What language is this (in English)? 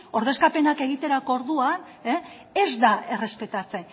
Basque